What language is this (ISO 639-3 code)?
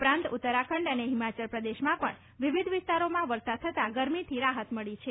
guj